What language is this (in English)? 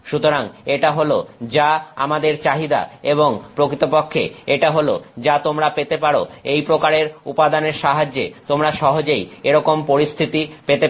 Bangla